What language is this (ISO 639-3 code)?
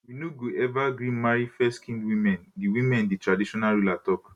pcm